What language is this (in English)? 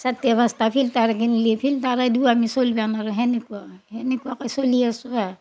Assamese